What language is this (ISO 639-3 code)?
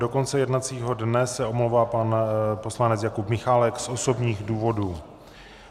ces